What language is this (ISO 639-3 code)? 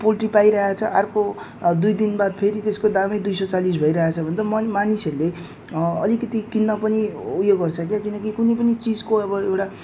nep